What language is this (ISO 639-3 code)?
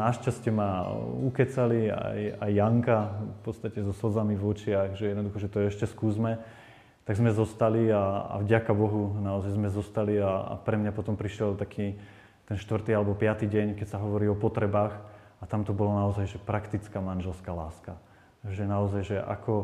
slk